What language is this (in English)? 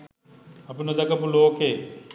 Sinhala